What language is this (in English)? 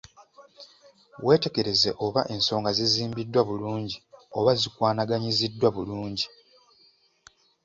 Ganda